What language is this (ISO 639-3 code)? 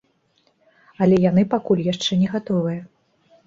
bel